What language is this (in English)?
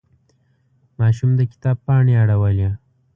Pashto